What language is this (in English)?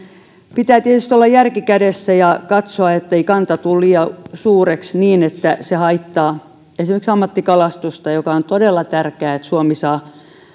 Finnish